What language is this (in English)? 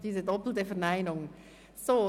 Swiss German